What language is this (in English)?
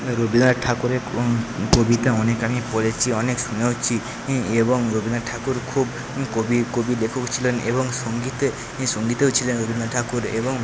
Bangla